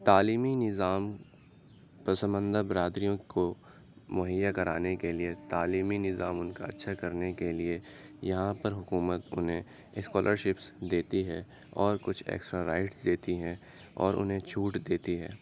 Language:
Urdu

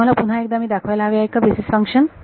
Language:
Marathi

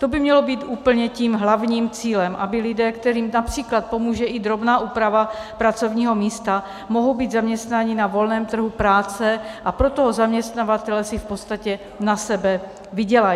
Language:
Czech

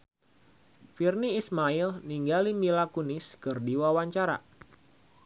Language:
Sundanese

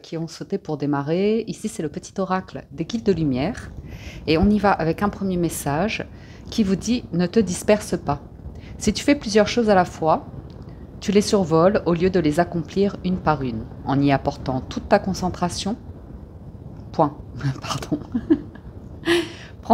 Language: French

